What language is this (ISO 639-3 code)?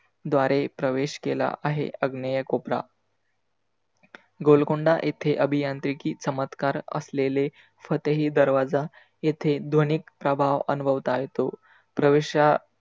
mar